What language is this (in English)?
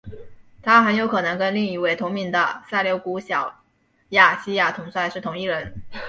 Chinese